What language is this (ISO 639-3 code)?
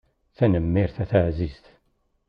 kab